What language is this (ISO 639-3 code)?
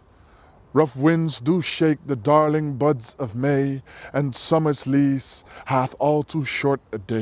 nld